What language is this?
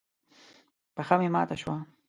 Pashto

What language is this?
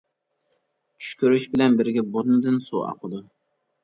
Uyghur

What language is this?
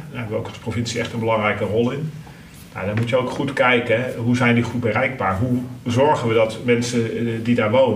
Dutch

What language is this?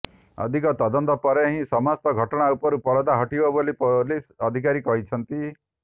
Odia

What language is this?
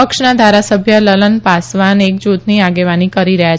Gujarati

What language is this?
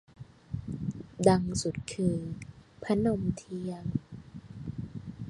Thai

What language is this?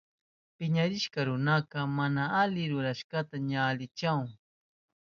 Southern Pastaza Quechua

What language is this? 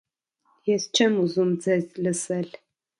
Armenian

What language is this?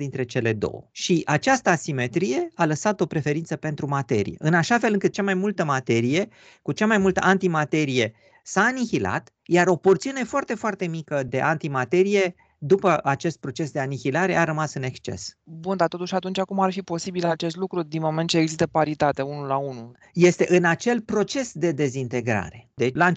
Romanian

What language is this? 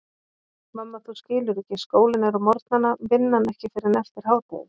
Icelandic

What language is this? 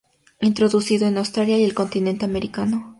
Spanish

